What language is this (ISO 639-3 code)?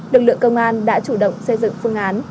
vie